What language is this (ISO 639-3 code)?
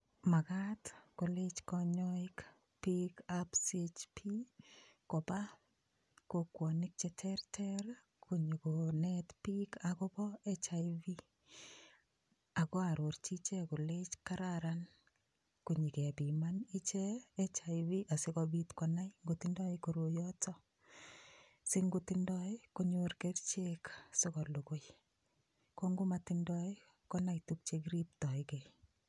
kln